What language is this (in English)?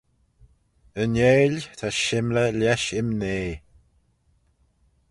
Manx